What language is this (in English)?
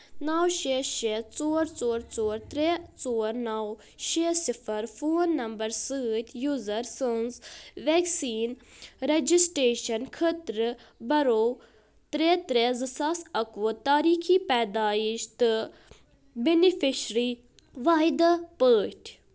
Kashmiri